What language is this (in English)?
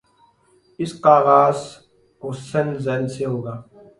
Urdu